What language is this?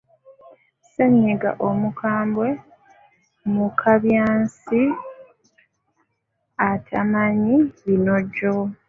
Ganda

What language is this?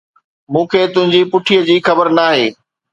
Sindhi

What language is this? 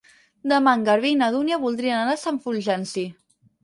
Catalan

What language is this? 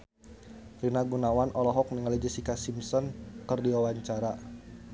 Sundanese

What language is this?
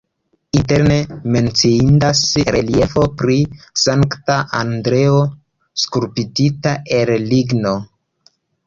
Esperanto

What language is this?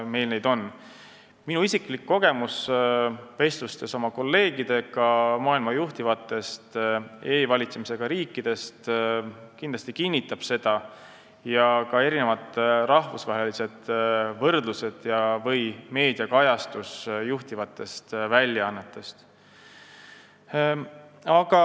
Estonian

